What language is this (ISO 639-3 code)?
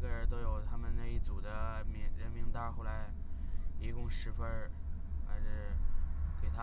zho